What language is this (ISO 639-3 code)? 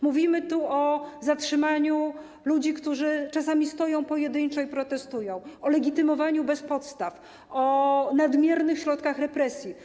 pol